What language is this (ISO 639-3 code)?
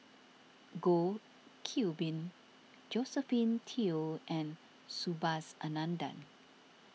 eng